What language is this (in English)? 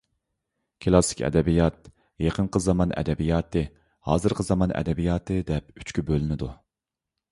Uyghur